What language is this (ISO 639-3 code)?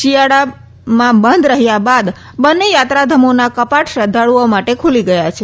guj